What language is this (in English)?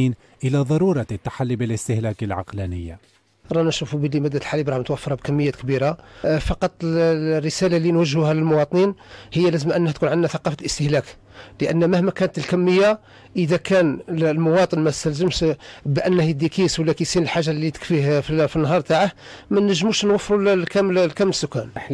Arabic